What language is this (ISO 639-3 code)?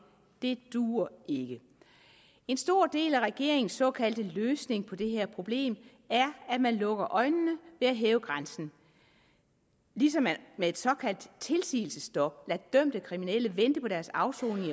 dan